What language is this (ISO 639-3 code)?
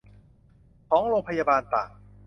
tha